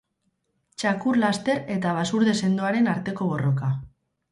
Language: Basque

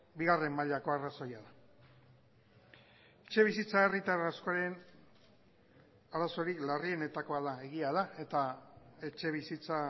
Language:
Basque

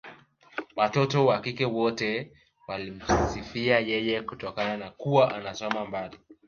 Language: Swahili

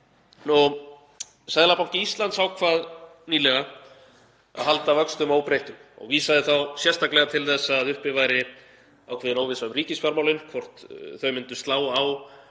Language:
Icelandic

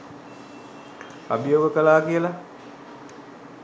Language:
Sinhala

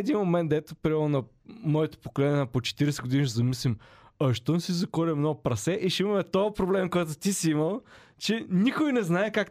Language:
Bulgarian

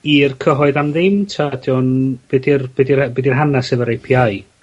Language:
Welsh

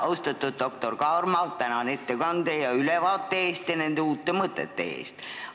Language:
Estonian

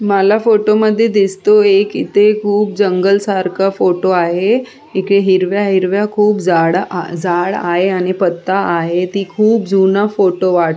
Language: Marathi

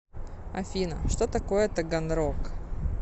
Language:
Russian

